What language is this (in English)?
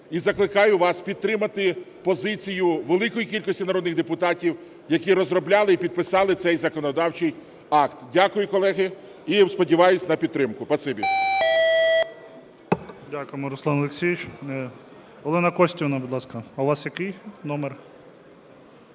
Ukrainian